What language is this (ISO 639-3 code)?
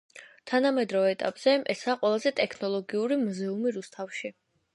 kat